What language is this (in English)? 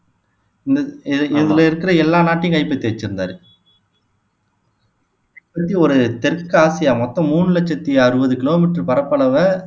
Tamil